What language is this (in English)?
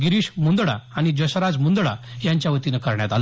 Marathi